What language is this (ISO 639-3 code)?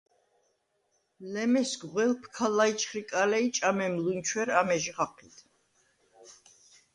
sva